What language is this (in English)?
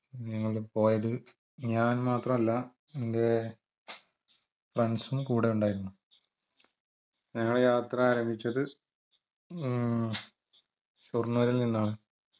Malayalam